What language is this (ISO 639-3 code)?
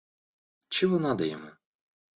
rus